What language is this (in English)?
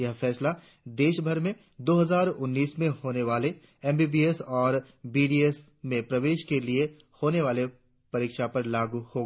Hindi